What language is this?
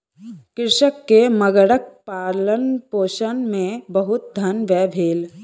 Maithili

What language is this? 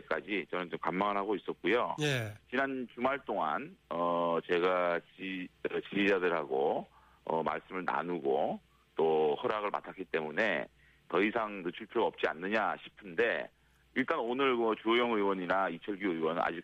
Korean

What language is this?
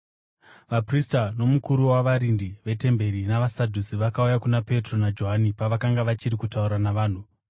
Shona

